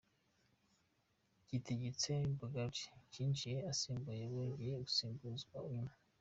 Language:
Kinyarwanda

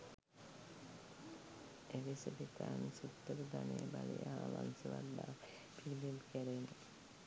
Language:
Sinhala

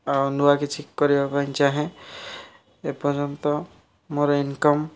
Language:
Odia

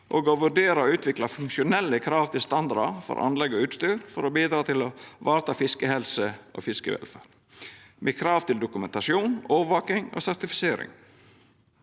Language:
Norwegian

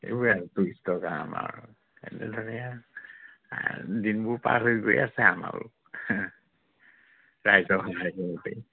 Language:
Assamese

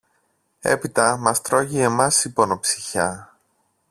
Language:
Greek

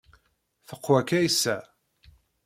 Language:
Kabyle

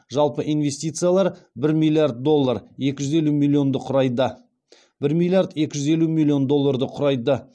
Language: Kazakh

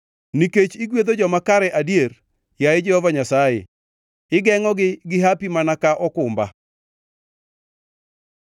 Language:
Luo (Kenya and Tanzania)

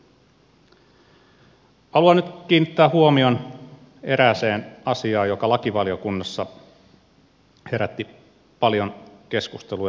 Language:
Finnish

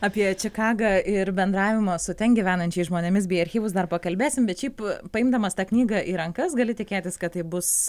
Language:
Lithuanian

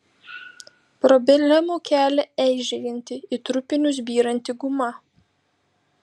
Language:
Lithuanian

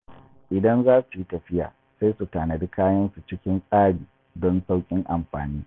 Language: Hausa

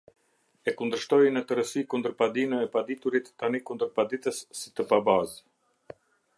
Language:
Albanian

